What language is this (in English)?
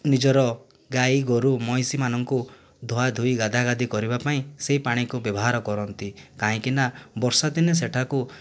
Odia